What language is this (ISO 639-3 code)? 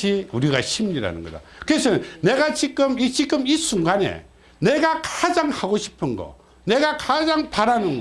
kor